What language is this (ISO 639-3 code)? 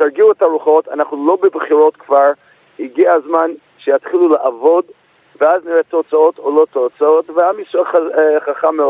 heb